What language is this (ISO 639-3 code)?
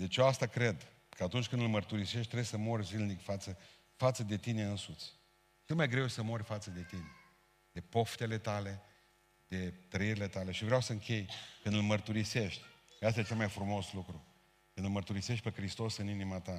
ron